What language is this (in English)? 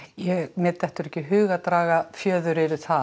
Icelandic